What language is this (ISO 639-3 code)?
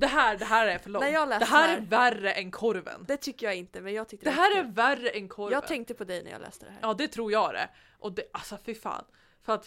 swe